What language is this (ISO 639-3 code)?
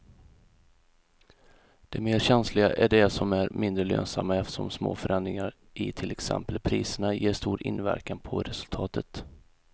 swe